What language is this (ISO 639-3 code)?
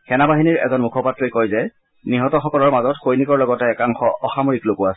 asm